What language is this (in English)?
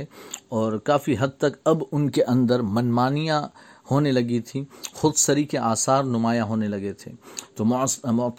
Urdu